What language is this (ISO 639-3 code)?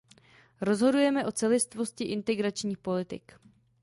ces